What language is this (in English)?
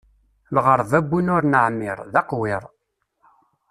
Kabyle